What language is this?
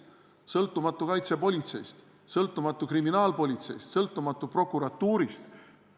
Estonian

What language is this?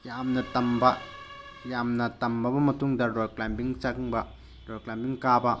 Manipuri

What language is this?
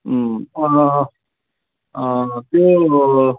Nepali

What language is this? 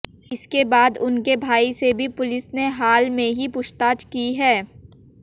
Hindi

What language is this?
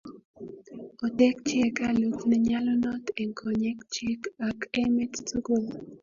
Kalenjin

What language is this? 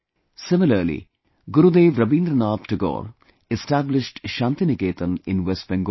English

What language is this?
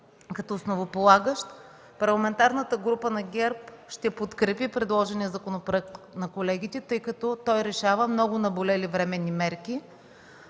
Bulgarian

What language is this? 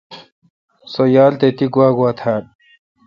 Kalkoti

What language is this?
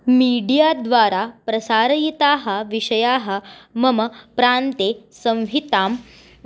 Sanskrit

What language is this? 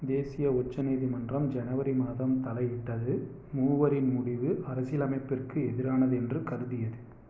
Tamil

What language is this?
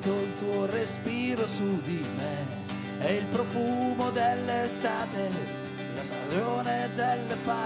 Italian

